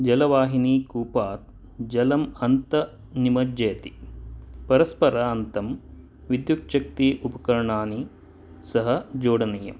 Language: Sanskrit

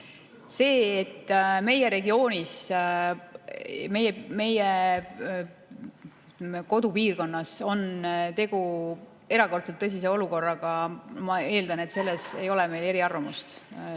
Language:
Estonian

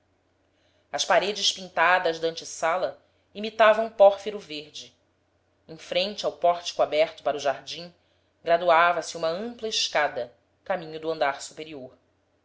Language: Portuguese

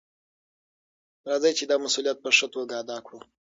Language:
Pashto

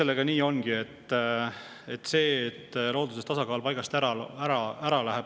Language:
Estonian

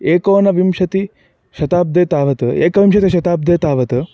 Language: Sanskrit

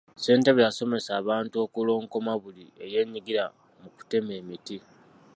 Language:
Ganda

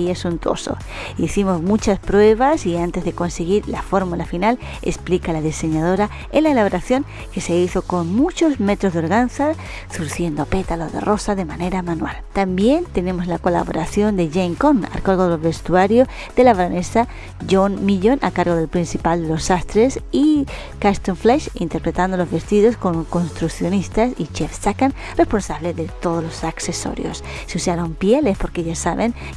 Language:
Spanish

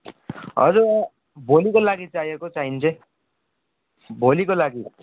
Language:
Nepali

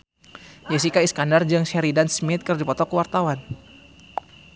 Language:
Sundanese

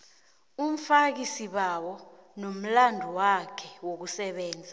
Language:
South Ndebele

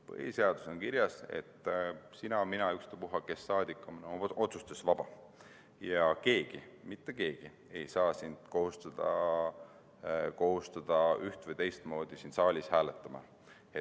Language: Estonian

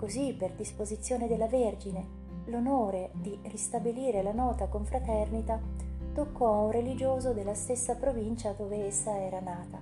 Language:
Italian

